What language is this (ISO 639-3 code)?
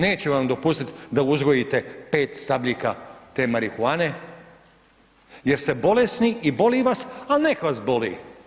hrv